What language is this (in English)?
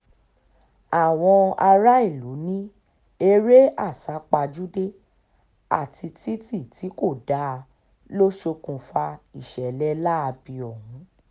Yoruba